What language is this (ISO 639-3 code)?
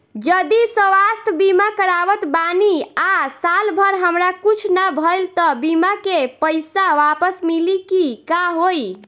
bho